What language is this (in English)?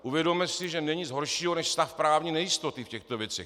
Czech